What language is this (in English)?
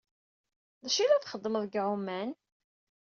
Kabyle